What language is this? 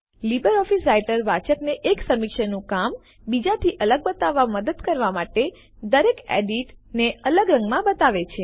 Gujarati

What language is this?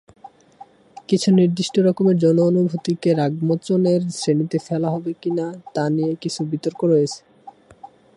Bangla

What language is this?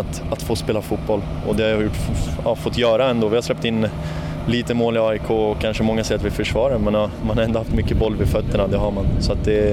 Swedish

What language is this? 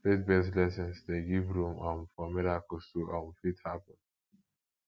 Nigerian Pidgin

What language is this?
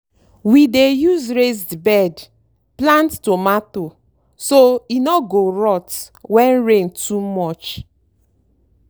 Nigerian Pidgin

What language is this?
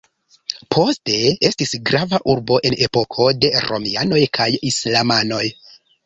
Esperanto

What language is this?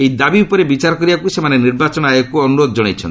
Odia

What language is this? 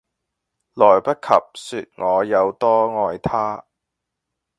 Cantonese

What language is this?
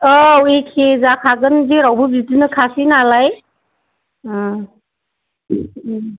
Bodo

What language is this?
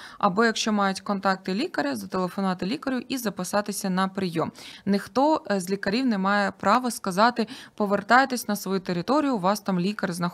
Ukrainian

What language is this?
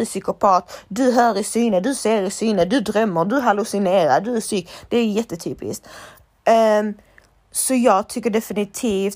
Swedish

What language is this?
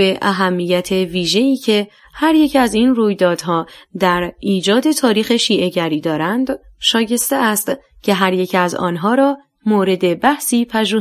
Persian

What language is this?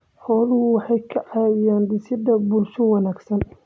Somali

